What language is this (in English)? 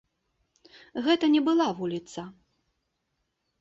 Belarusian